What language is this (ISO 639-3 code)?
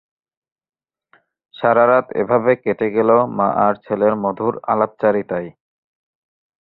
ben